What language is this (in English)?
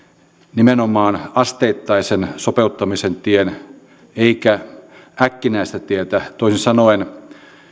Finnish